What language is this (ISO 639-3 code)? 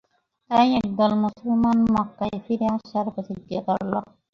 ben